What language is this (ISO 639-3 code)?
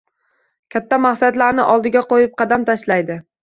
uzb